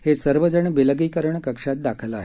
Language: Marathi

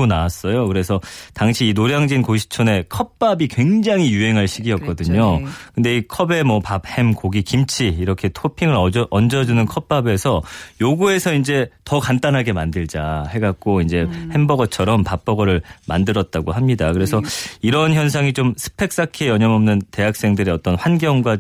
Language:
Korean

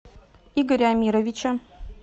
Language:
Russian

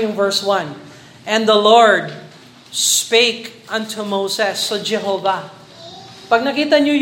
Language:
Filipino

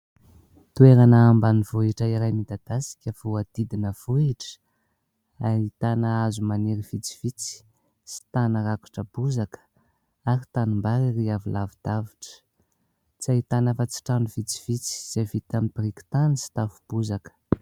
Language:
Malagasy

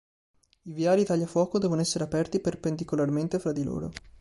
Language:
Italian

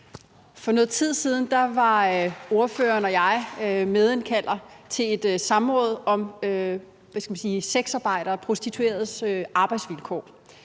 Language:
Danish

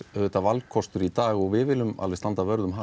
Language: Icelandic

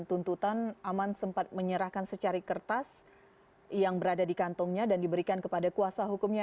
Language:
Indonesian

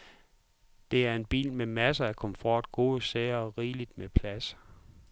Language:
Danish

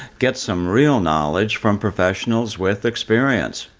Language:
English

